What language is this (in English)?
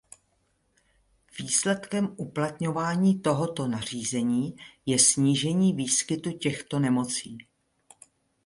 Czech